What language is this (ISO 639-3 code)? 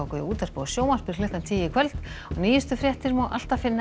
isl